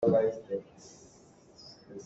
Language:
Hakha Chin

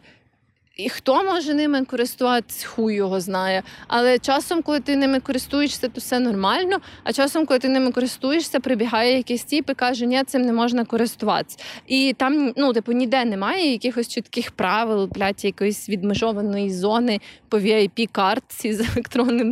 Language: Ukrainian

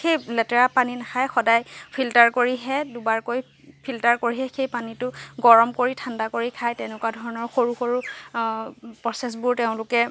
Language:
Assamese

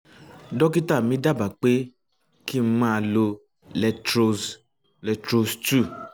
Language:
Yoruba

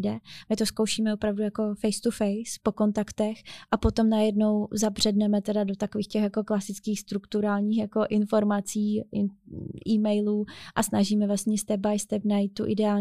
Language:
Czech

